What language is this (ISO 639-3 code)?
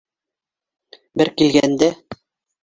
bak